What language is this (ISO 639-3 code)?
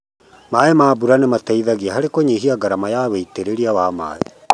kik